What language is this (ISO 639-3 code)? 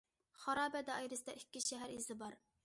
uig